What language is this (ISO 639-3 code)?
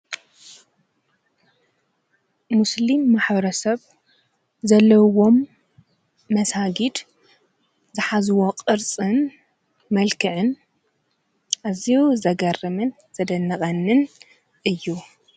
tir